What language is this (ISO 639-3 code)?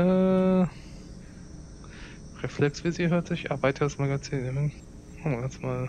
deu